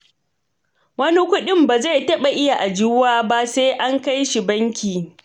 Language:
Hausa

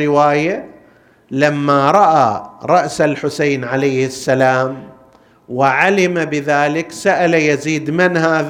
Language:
Arabic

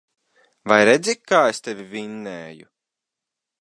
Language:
Latvian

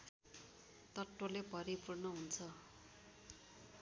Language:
Nepali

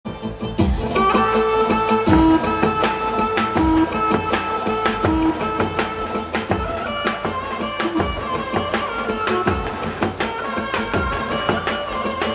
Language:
Indonesian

